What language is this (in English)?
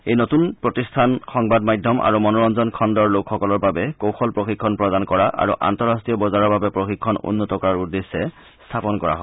Assamese